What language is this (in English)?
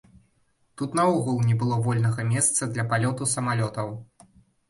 Belarusian